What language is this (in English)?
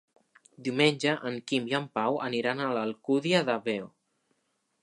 Catalan